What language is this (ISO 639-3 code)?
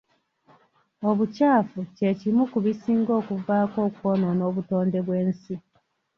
lug